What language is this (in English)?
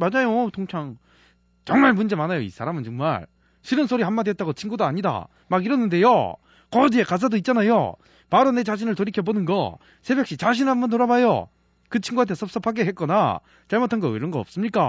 Korean